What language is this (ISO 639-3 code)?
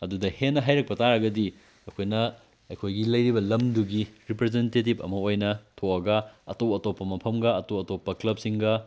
mni